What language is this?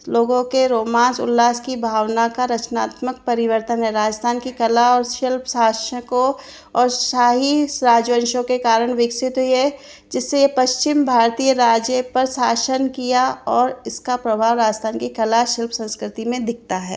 Hindi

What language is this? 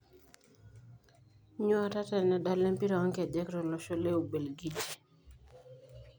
Masai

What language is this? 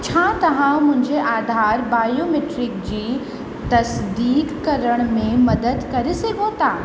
Sindhi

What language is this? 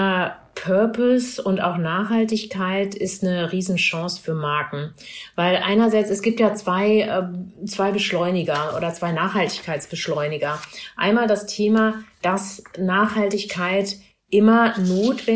German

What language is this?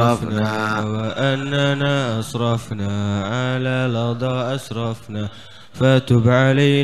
Indonesian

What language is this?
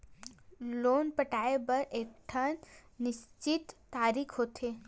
Chhattisgarhi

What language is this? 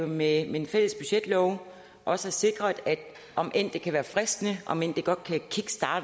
Danish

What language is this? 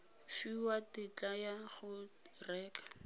Tswana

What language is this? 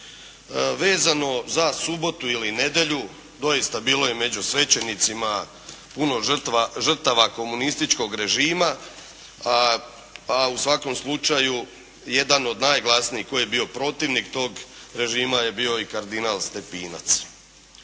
Croatian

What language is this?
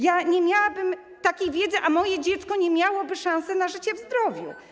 Polish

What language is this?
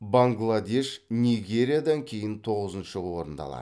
Kazakh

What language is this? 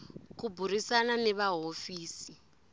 Tsonga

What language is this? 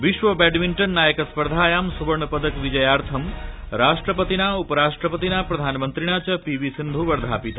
Sanskrit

